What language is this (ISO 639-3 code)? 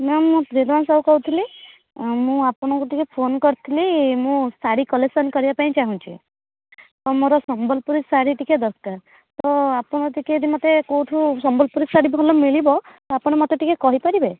ori